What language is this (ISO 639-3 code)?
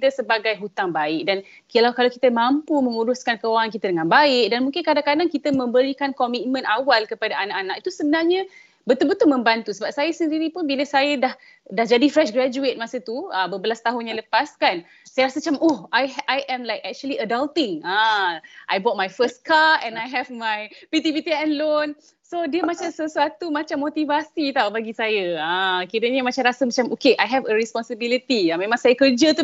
msa